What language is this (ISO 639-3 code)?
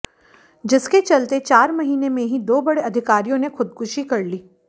hin